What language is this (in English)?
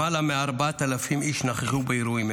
Hebrew